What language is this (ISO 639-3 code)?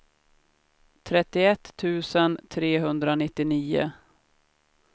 swe